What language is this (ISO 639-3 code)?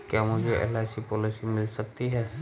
hin